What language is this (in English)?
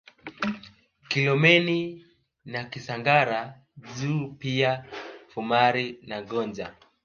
Swahili